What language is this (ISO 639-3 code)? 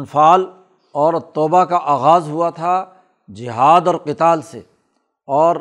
urd